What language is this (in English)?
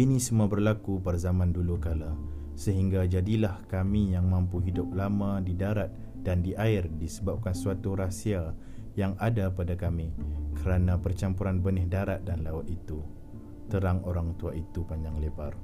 Malay